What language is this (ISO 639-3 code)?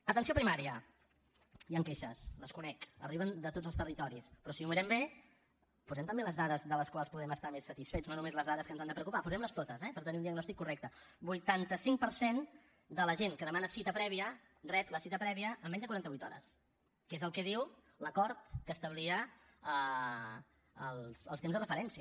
cat